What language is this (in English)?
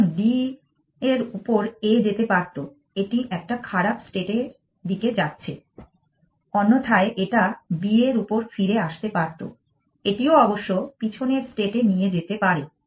Bangla